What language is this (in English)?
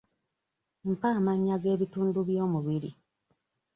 Ganda